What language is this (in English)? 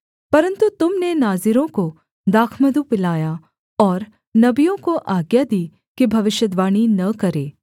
Hindi